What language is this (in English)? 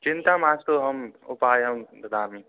Sanskrit